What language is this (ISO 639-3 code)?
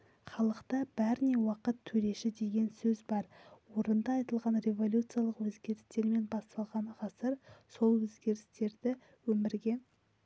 kaz